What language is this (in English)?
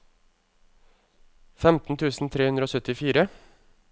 Norwegian